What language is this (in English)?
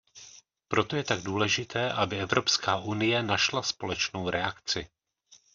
Czech